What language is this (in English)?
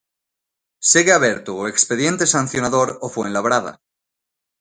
Galician